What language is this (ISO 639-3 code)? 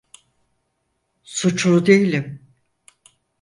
tur